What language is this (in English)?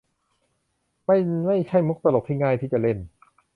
Thai